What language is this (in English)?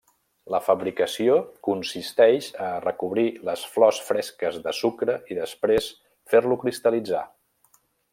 Catalan